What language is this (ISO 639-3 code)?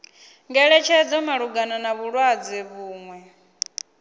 ven